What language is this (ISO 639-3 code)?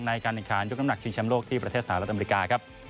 tha